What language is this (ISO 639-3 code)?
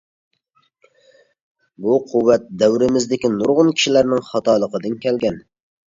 uig